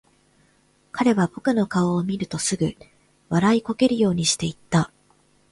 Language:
Japanese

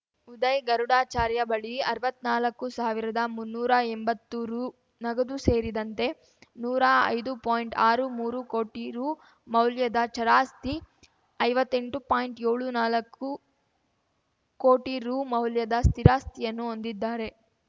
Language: Kannada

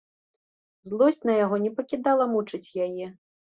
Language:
Belarusian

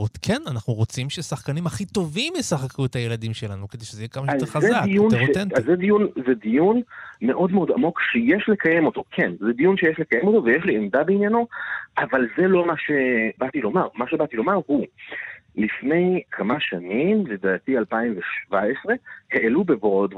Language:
Hebrew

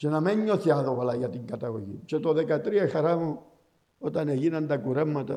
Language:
Greek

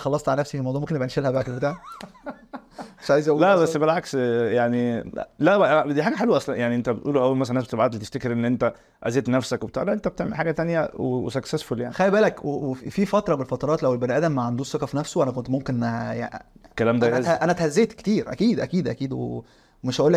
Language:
Arabic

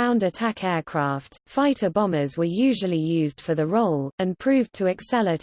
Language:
English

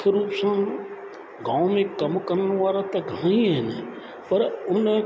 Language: Sindhi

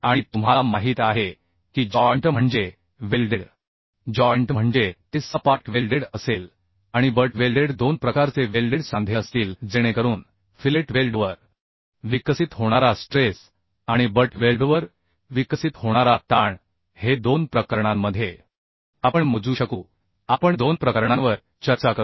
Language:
Marathi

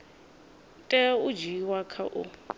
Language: Venda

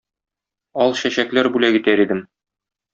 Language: Tatar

